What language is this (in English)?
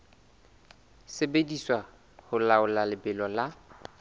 Southern Sotho